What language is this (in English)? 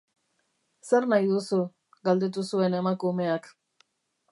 Basque